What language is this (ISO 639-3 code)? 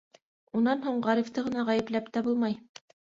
bak